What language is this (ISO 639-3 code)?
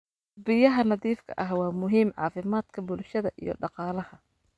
som